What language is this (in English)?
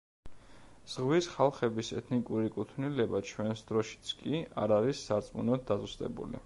Georgian